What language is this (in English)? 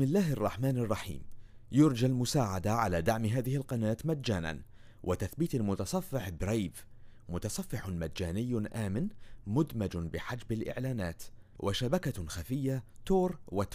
Arabic